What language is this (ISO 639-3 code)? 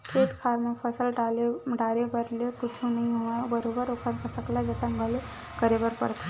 hne